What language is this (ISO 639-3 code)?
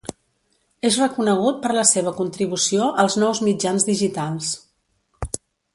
cat